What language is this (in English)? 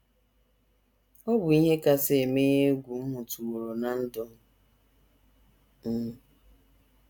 Igbo